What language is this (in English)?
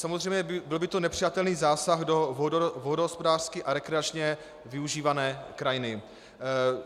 Czech